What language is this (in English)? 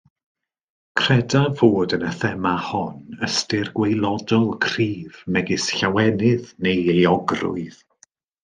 Welsh